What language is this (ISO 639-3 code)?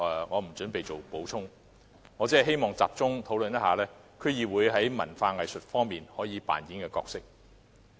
yue